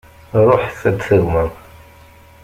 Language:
Kabyle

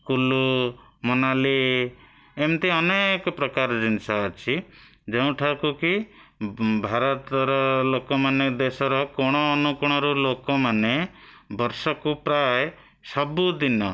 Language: Odia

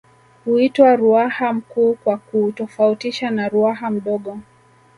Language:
Swahili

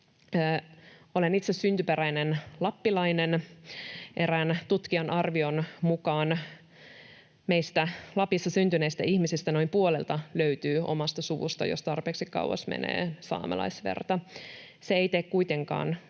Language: Finnish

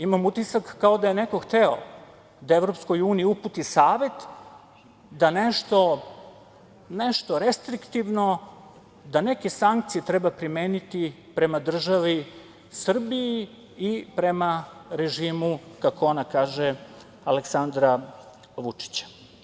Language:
Serbian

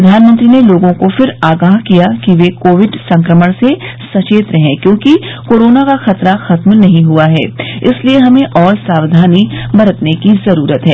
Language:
Hindi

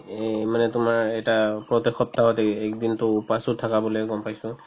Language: Assamese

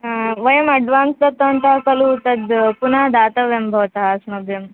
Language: Sanskrit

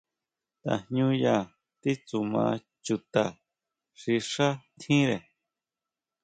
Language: Huautla Mazatec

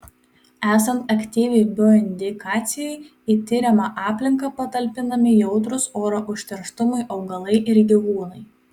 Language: Lithuanian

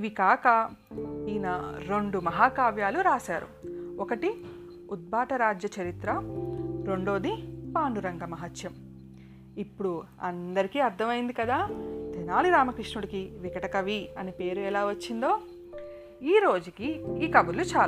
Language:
Telugu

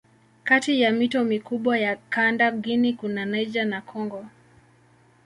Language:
Swahili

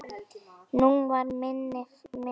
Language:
Icelandic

